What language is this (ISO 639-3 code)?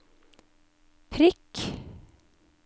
nor